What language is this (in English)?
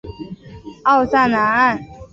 Chinese